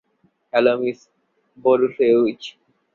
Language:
Bangla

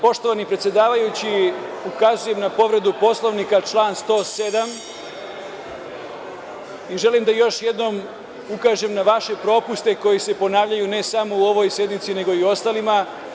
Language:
Serbian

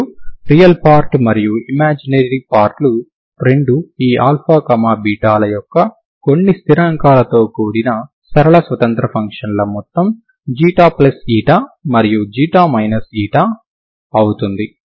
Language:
Telugu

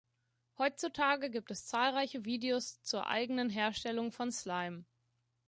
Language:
German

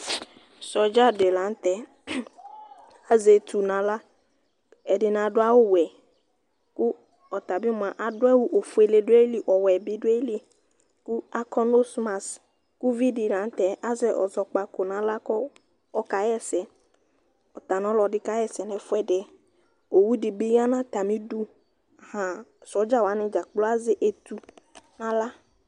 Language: Ikposo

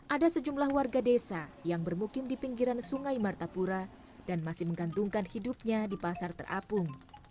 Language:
Indonesian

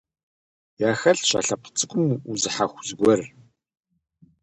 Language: Kabardian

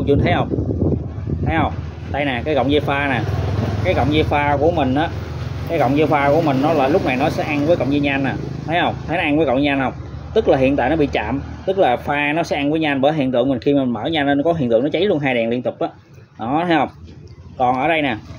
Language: Vietnamese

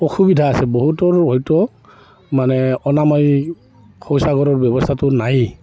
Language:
Assamese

